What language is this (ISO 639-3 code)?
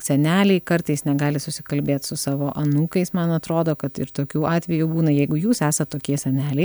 lit